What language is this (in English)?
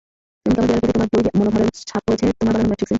Bangla